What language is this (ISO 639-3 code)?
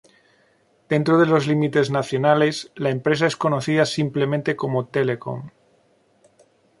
spa